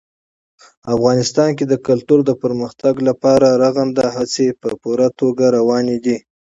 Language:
Pashto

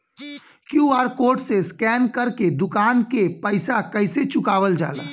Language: Bhojpuri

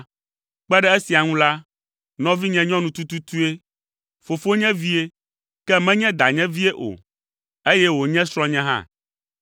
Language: Ewe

